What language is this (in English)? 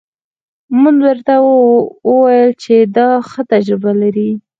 Pashto